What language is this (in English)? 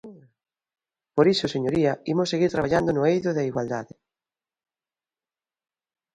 Galician